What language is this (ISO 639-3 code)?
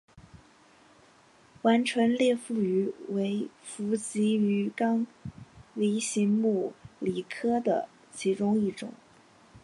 zho